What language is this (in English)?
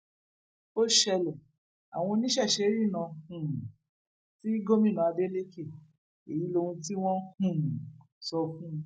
Yoruba